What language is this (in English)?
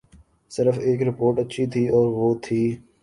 Urdu